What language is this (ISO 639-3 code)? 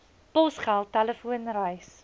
afr